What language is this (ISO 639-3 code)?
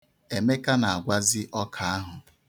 ibo